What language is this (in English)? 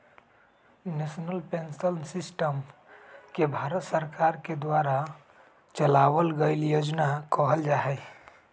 Magahi